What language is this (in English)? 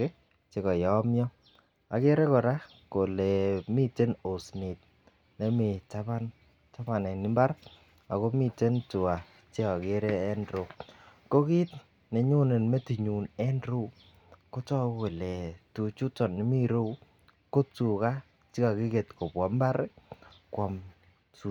Kalenjin